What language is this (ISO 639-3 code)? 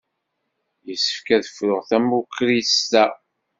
kab